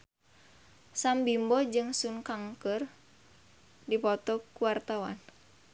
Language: Sundanese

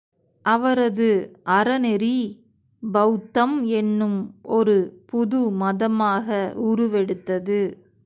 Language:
Tamil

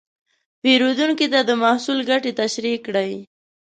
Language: Pashto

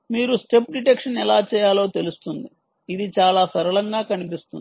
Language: Telugu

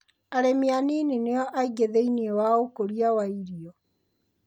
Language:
Kikuyu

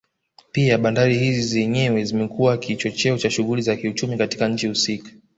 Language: Swahili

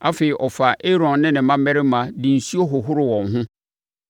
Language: Akan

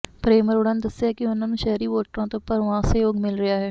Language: Punjabi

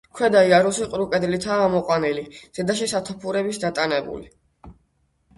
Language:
Georgian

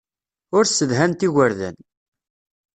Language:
Kabyle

